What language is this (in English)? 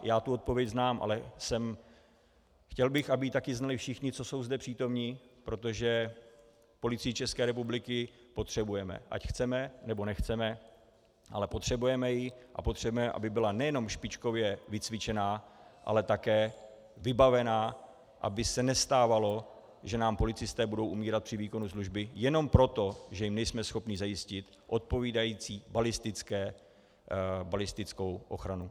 Czech